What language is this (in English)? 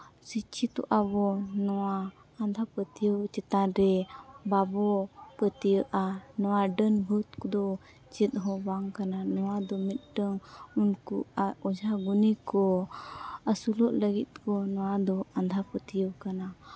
Santali